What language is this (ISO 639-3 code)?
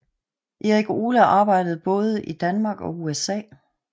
dan